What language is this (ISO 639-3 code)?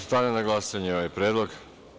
srp